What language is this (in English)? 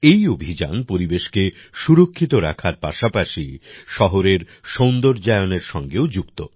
Bangla